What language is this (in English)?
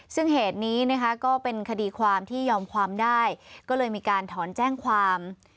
Thai